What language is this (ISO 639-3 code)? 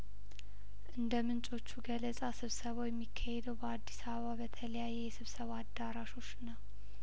amh